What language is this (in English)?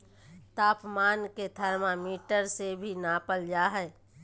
Magahi